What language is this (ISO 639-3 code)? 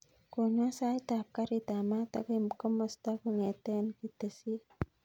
kln